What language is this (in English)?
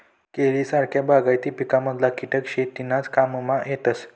Marathi